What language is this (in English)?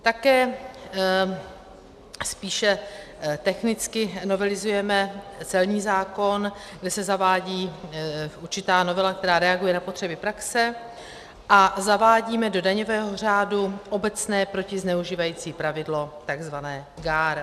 Czech